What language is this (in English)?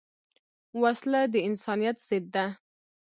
Pashto